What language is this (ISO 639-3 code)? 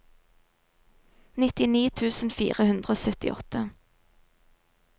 nor